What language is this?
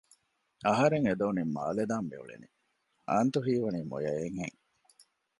Divehi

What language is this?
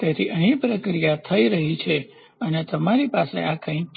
Gujarati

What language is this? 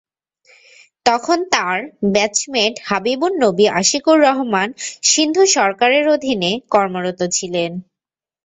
Bangla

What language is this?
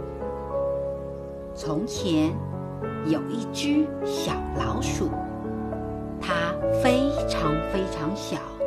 Chinese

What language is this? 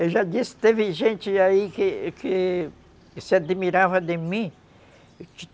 Portuguese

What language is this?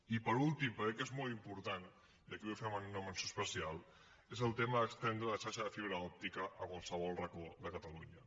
Catalan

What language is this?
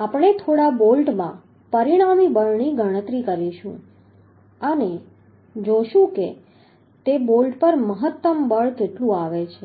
Gujarati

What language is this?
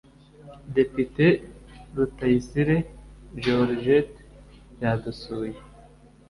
Kinyarwanda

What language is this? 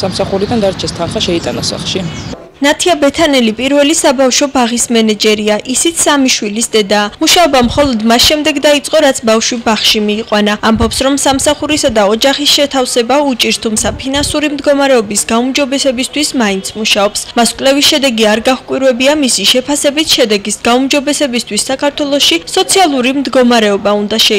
Georgian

